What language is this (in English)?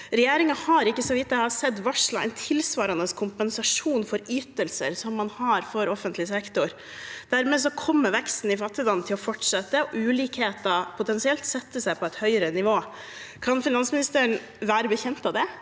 Norwegian